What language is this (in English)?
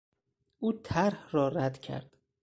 Persian